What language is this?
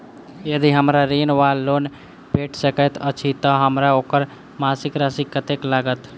Maithili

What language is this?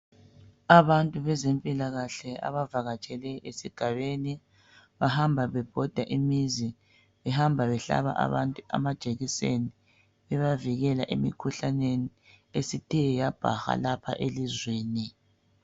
North Ndebele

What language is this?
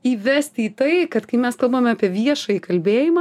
Lithuanian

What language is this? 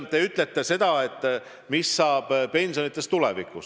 Estonian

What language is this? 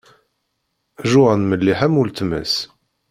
Kabyle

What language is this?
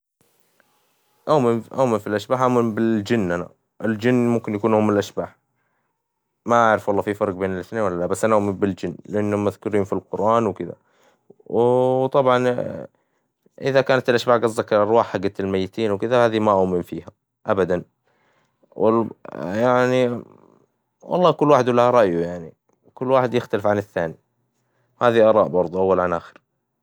Hijazi Arabic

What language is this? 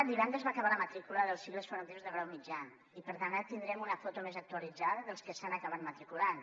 Catalan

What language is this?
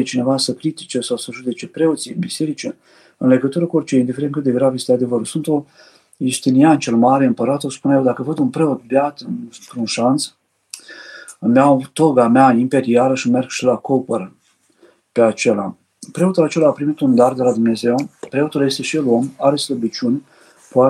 Romanian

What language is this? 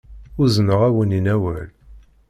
Kabyle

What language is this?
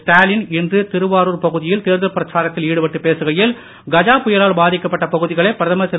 Tamil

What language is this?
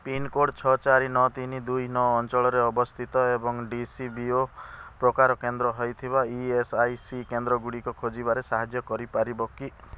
Odia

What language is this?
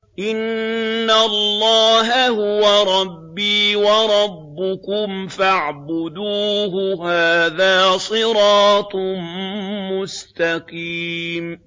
Arabic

